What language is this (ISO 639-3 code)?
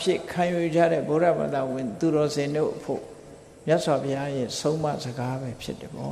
vie